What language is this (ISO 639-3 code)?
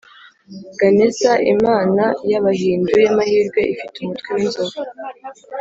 kin